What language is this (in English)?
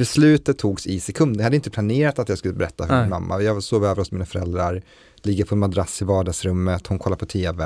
Swedish